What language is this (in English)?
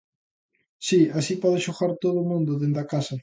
Galician